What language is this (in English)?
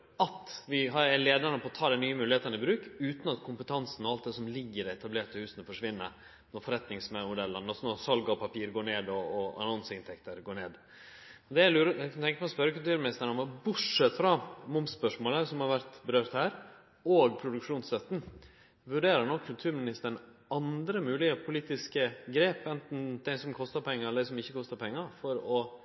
Norwegian Nynorsk